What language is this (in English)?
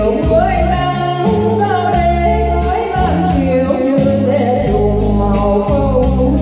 Vietnamese